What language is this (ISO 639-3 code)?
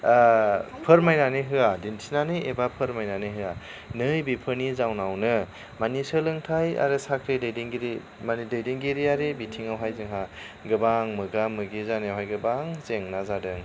brx